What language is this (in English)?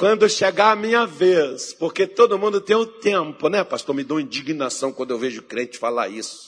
Portuguese